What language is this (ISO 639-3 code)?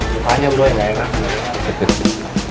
ind